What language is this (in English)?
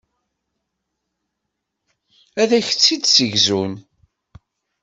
Kabyle